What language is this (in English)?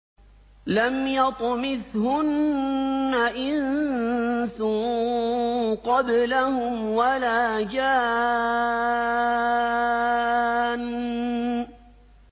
Arabic